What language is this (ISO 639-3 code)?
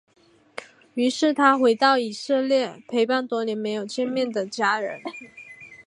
zho